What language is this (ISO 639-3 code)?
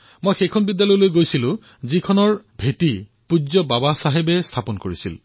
asm